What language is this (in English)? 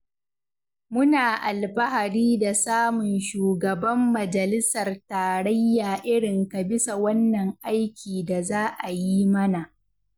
Hausa